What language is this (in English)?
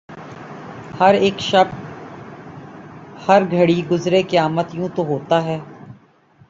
Urdu